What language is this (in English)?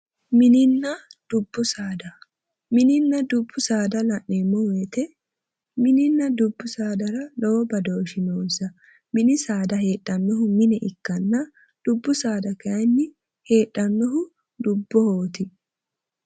Sidamo